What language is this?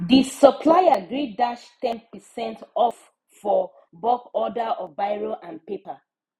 Nigerian Pidgin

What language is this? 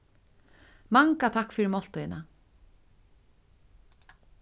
Faroese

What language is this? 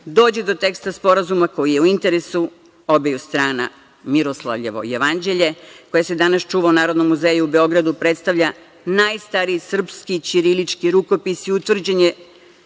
Serbian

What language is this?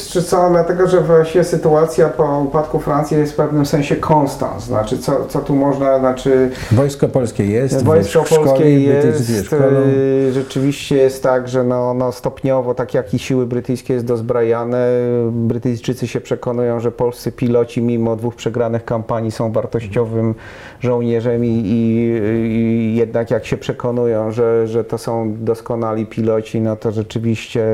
Polish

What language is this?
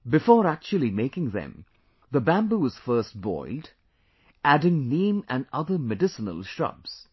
English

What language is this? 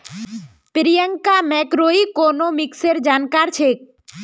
Magahi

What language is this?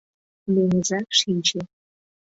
Mari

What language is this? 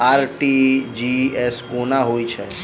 Maithili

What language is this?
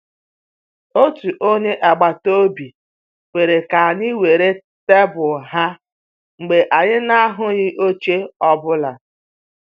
Igbo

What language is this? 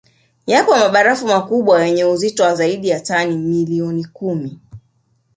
Swahili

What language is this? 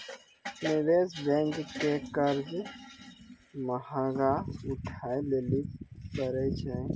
Maithili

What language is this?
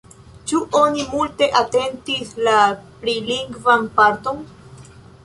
Esperanto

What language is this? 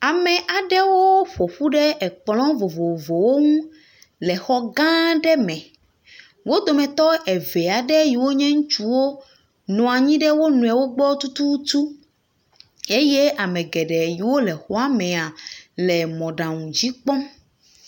Ewe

